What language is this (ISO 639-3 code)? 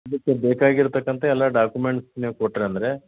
kan